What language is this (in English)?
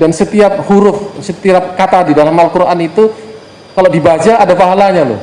Indonesian